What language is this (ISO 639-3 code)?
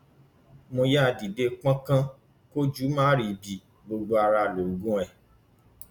yor